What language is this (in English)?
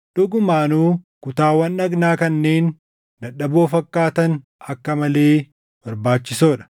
Oromo